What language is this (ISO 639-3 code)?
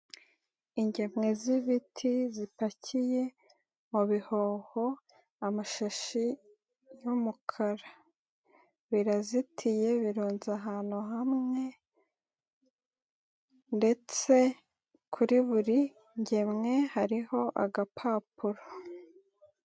kin